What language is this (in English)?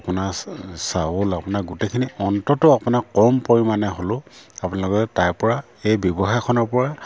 Assamese